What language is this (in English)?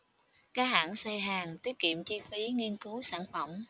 Vietnamese